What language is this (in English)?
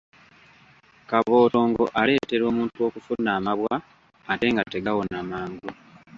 Ganda